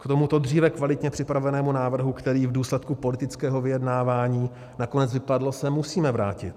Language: Czech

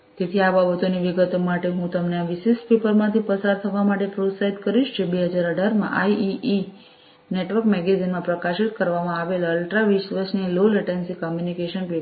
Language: Gujarati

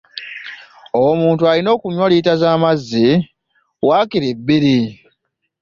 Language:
Ganda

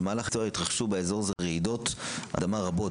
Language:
Hebrew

